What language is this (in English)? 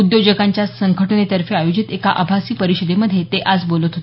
Marathi